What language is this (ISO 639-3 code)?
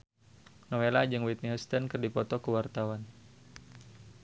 sun